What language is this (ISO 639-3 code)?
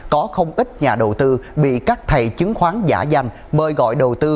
vie